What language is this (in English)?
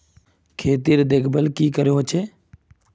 Magahi